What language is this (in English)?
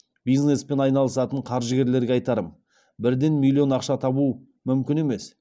Kazakh